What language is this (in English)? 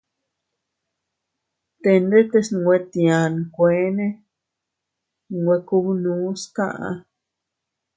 Teutila Cuicatec